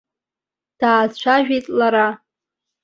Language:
Abkhazian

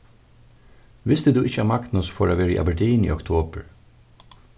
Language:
Faroese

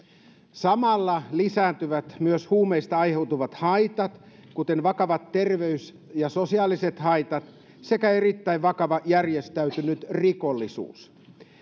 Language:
Finnish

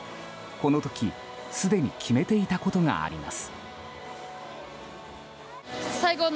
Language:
Japanese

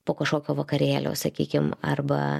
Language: Lithuanian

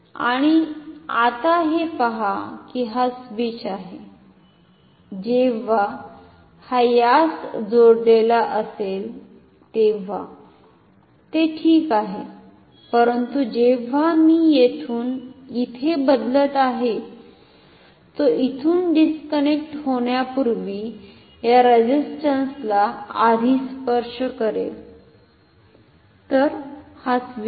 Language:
Marathi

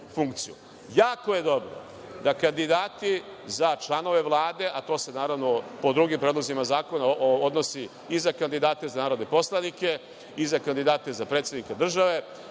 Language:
Serbian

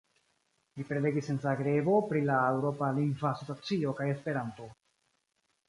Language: Esperanto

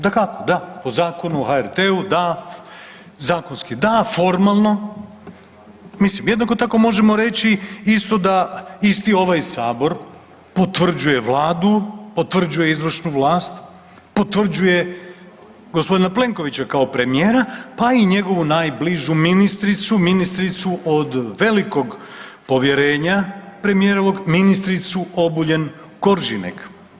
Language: Croatian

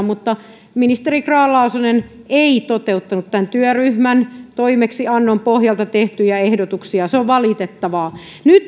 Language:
Finnish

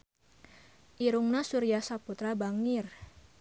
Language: Sundanese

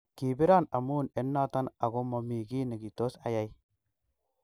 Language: Kalenjin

